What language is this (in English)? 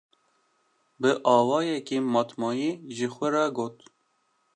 Kurdish